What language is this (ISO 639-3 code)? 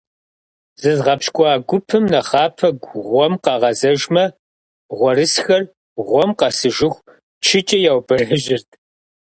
kbd